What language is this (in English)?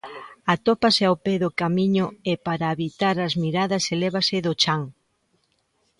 Galician